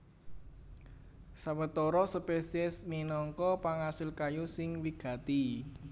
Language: Javanese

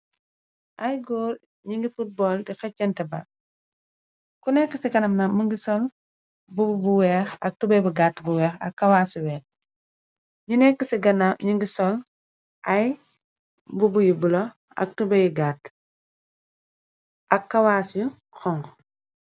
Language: Wolof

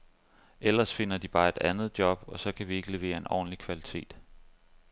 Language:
Danish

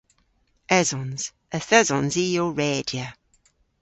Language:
Cornish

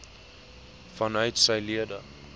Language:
Afrikaans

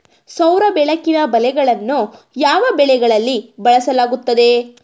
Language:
Kannada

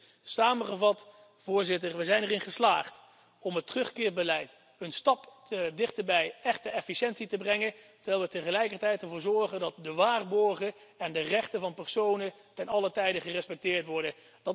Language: Dutch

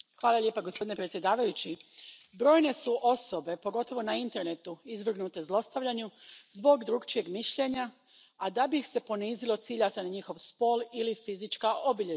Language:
Croatian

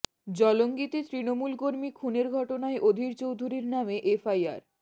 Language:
Bangla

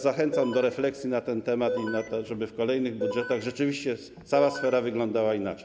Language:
Polish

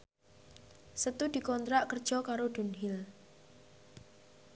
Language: Javanese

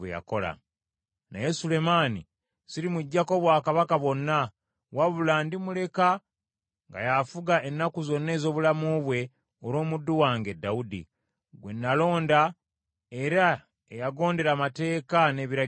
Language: Ganda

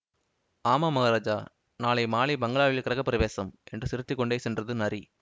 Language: Tamil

